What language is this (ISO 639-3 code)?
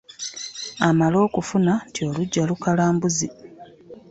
lug